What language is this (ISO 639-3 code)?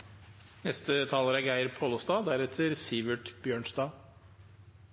nob